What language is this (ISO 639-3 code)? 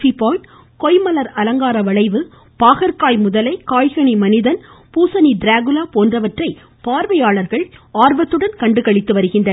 tam